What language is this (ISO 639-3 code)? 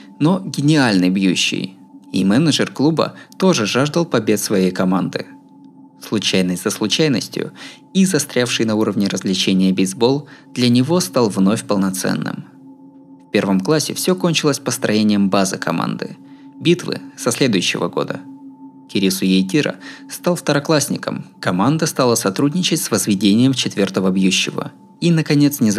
rus